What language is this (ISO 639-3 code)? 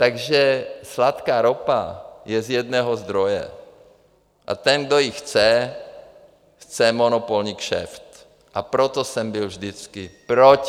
ces